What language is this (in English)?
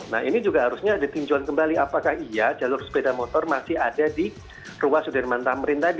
Indonesian